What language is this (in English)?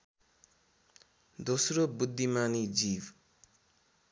Nepali